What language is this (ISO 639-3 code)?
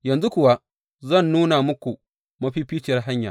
hau